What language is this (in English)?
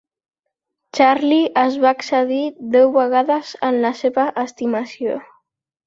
Catalan